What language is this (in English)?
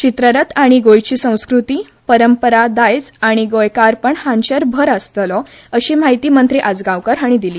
Konkani